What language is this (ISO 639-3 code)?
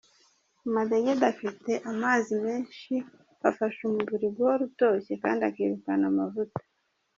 kin